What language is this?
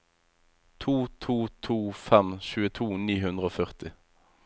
Norwegian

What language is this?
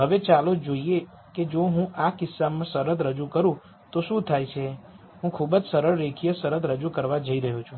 Gujarati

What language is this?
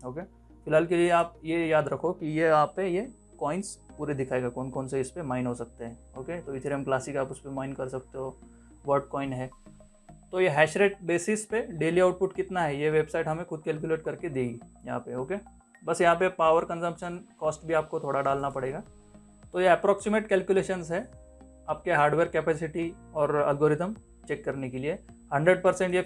Hindi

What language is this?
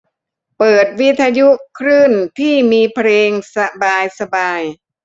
Thai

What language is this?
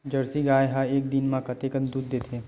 Chhattisgarhi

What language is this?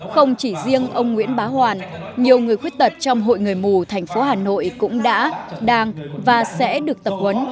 Vietnamese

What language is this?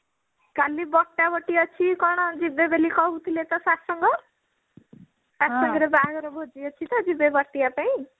Odia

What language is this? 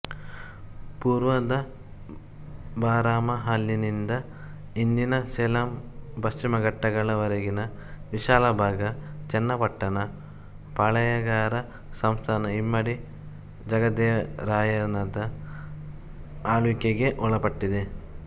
Kannada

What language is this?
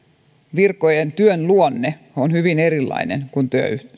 Finnish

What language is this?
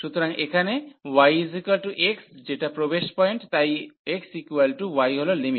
Bangla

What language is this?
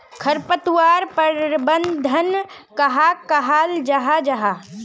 Magahi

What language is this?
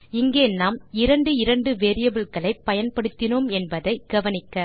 Tamil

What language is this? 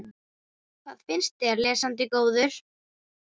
Icelandic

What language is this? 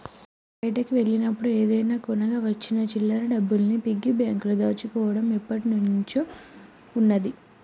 Telugu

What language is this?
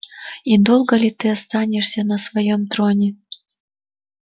Russian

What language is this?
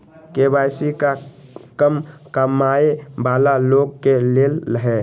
Magahi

